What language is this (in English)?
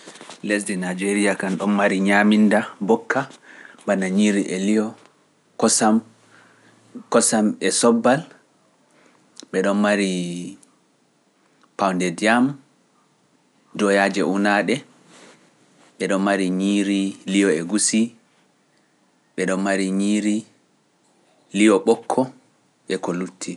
Pular